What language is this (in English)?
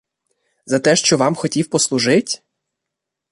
Ukrainian